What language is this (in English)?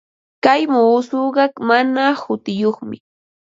Ambo-Pasco Quechua